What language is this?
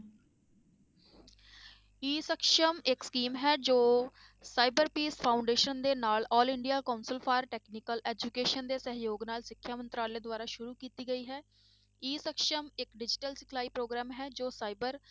Punjabi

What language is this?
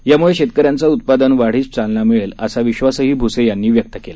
Marathi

